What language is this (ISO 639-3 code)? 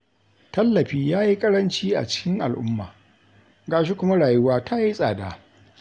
hau